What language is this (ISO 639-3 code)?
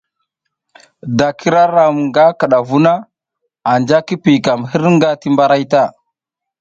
giz